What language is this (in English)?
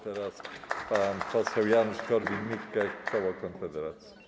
Polish